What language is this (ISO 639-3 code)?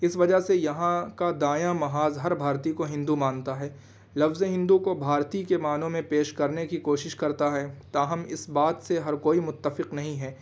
urd